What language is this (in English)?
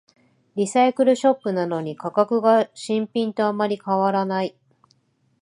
Japanese